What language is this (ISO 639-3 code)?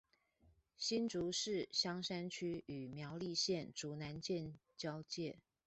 zho